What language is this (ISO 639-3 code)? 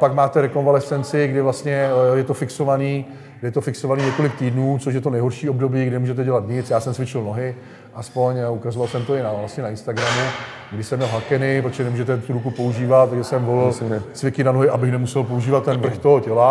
ces